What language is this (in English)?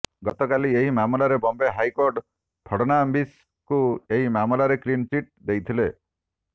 Odia